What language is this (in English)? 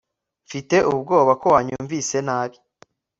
Kinyarwanda